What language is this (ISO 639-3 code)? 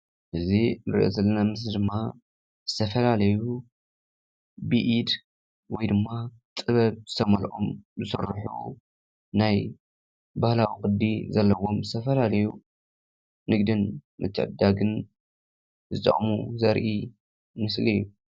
tir